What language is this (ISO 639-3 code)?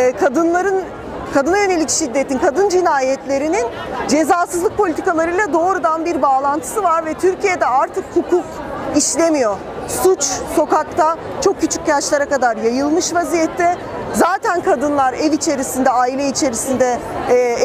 tur